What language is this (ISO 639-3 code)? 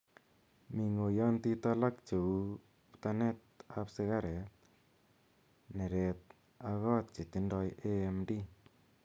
kln